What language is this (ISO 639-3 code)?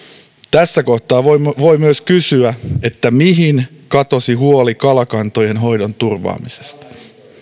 fin